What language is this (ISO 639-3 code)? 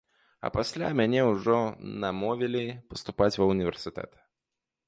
bel